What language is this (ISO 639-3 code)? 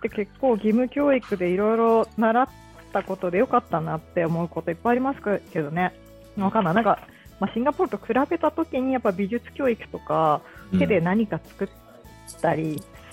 jpn